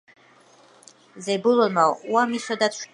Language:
Georgian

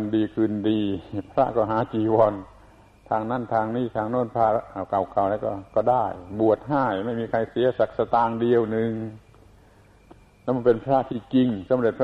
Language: Thai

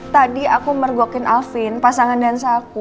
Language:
Indonesian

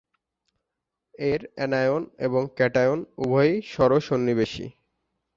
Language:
Bangla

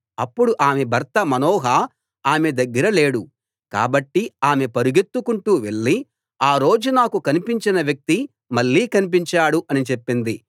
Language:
Telugu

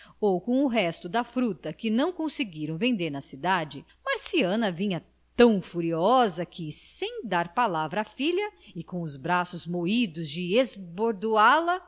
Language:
Portuguese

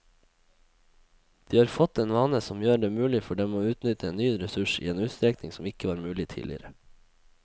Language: Norwegian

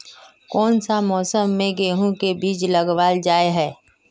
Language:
Magahi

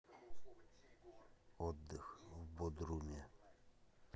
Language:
Russian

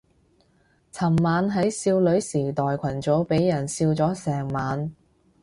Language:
Cantonese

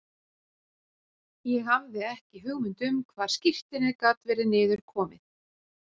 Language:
Icelandic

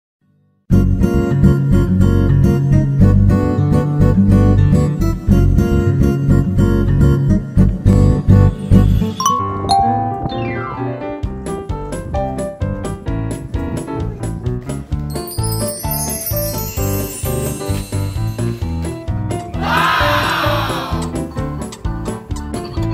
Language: Korean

